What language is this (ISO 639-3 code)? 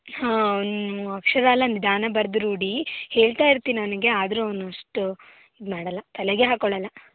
kan